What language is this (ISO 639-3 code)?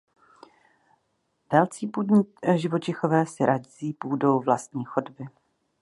ces